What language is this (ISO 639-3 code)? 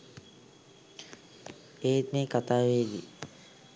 sin